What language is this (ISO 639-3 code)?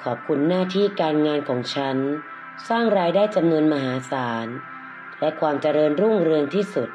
tha